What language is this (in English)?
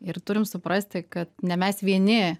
Lithuanian